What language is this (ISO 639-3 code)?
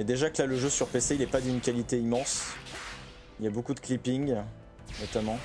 fra